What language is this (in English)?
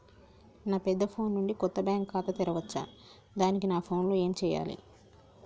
Telugu